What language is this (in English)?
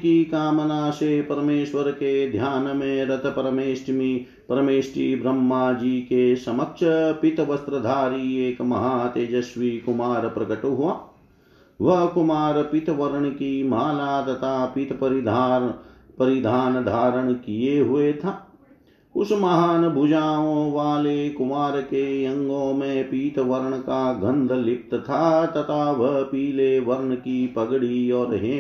Hindi